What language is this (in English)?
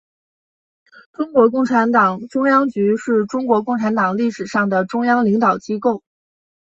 Chinese